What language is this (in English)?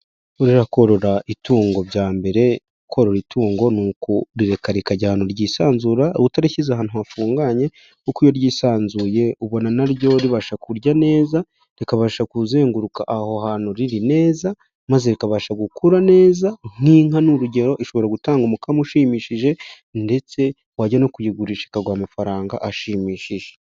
Kinyarwanda